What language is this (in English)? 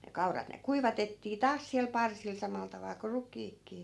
Finnish